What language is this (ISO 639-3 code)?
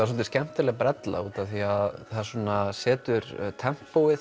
isl